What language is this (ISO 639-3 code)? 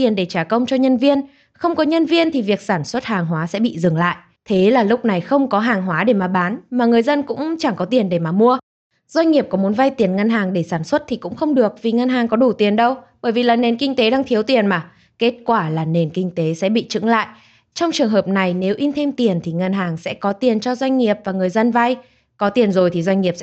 vie